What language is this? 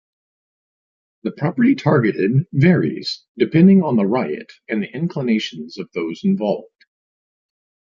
English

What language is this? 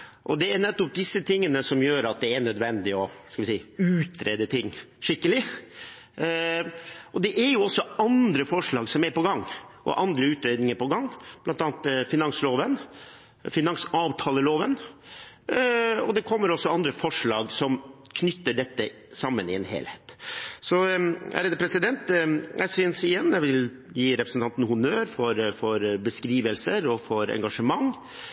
Norwegian Bokmål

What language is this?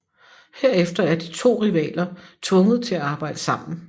Danish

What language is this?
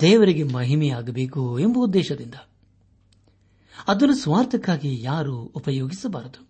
Kannada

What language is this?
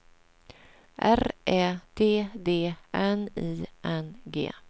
Swedish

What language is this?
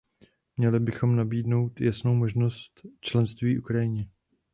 Czech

